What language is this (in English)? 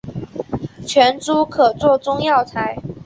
Chinese